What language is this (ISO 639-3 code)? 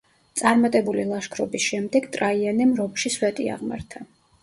kat